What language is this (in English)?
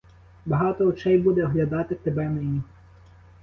Ukrainian